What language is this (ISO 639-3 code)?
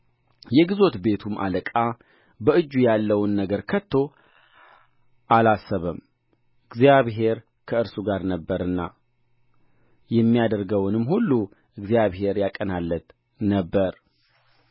amh